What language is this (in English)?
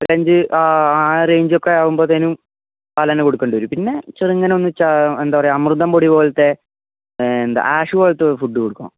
Malayalam